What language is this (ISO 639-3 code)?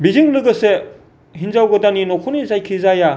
brx